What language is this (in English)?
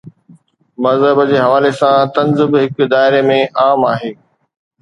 Sindhi